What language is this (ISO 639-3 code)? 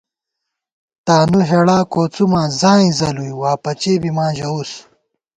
gwt